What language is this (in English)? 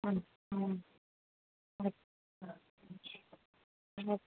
Urdu